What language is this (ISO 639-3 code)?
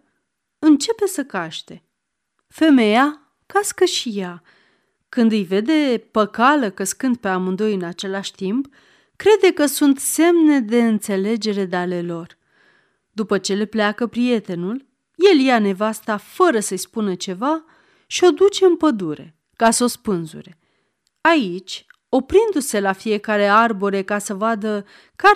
ron